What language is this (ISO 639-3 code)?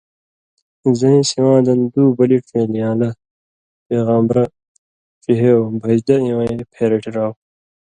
mvy